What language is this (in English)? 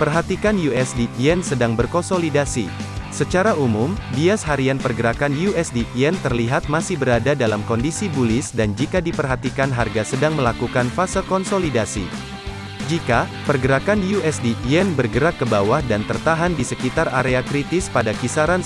Indonesian